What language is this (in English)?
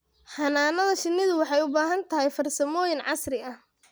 Somali